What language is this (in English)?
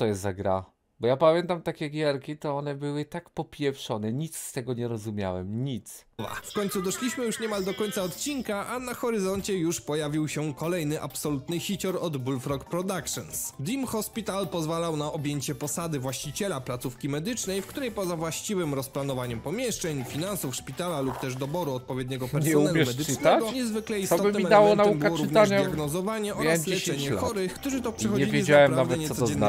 Polish